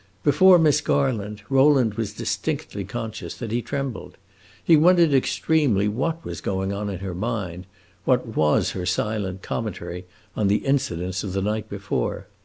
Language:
English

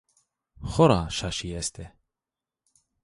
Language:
Zaza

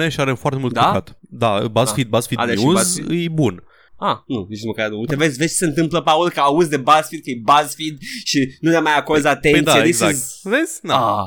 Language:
Romanian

